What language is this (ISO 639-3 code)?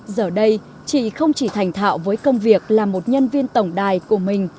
vie